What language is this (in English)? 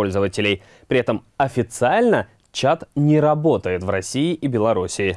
Russian